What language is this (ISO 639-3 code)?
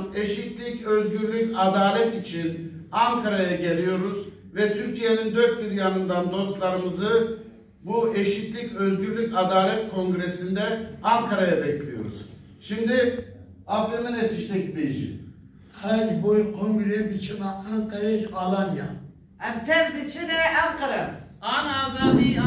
tur